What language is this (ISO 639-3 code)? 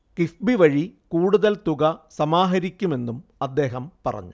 mal